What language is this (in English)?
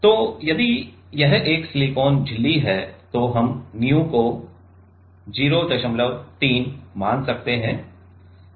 Hindi